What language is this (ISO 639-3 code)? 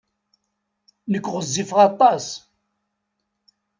kab